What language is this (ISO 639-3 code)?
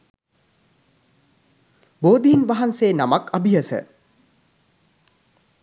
sin